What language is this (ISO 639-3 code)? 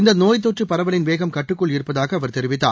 tam